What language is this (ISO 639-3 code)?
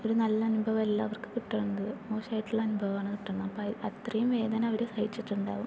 mal